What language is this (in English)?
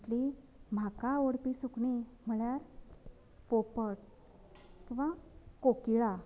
Konkani